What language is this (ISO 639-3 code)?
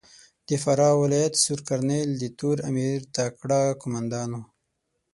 pus